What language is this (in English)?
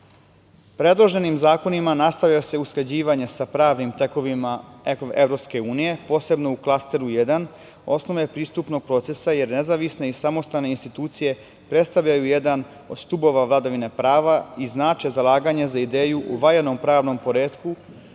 Serbian